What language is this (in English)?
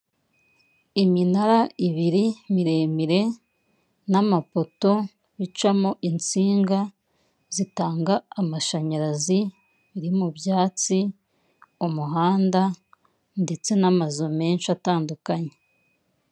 Kinyarwanda